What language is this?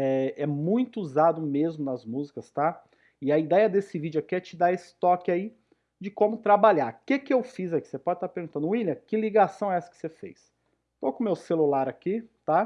Portuguese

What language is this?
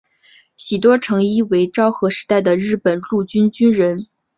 Chinese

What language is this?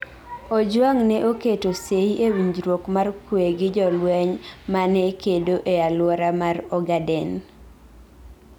Luo (Kenya and Tanzania)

